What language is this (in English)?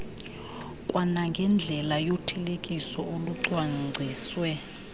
Xhosa